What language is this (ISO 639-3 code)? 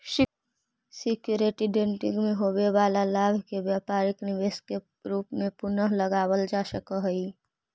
mag